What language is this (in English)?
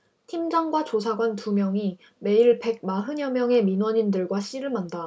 Korean